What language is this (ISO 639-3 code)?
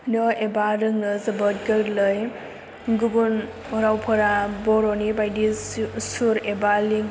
brx